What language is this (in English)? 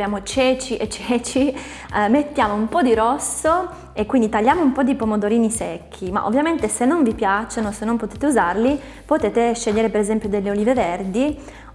Italian